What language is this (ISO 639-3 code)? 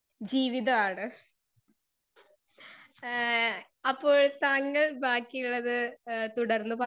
mal